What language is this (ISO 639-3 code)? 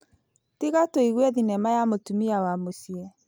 kik